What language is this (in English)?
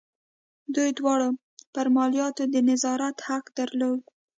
Pashto